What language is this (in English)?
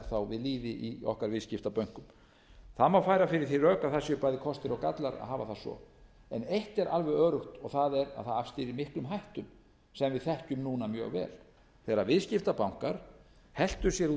Icelandic